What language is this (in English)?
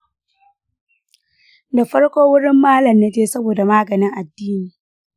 Hausa